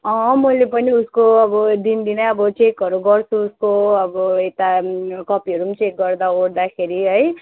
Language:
Nepali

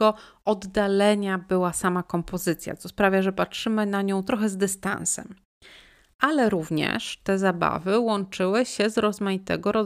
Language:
Polish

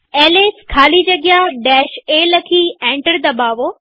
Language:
Gujarati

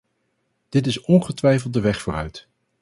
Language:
Dutch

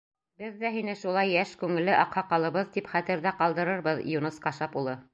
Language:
Bashkir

